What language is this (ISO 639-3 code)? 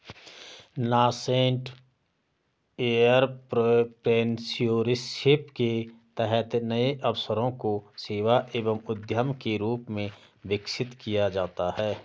hin